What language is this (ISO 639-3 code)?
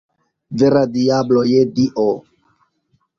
epo